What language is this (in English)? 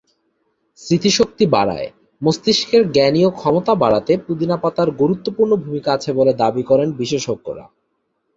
Bangla